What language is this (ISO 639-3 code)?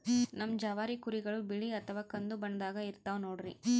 kan